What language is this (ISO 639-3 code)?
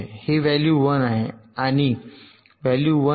mar